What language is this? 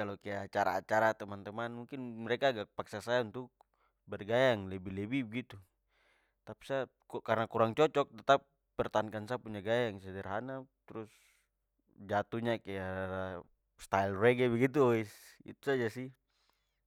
Papuan Malay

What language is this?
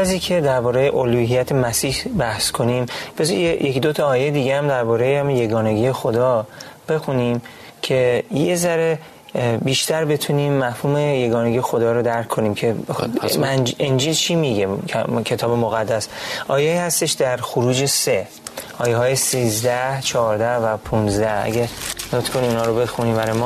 Persian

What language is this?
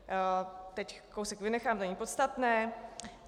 Czech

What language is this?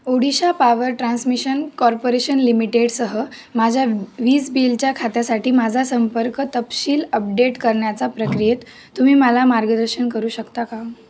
Marathi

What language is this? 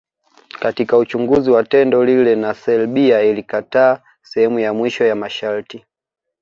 Swahili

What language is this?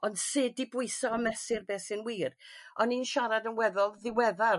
Welsh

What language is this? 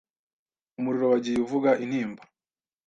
Kinyarwanda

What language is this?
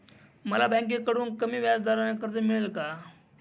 Marathi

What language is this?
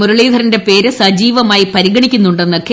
Malayalam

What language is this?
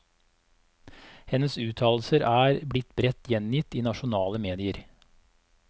Norwegian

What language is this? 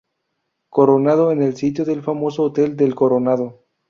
Spanish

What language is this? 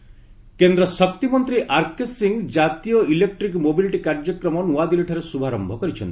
Odia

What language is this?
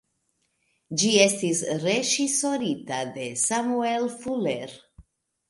Esperanto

